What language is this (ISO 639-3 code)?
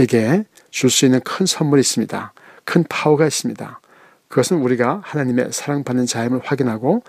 kor